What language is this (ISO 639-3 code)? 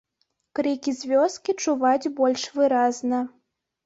bel